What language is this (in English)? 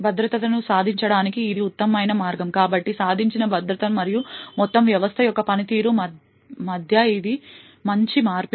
Telugu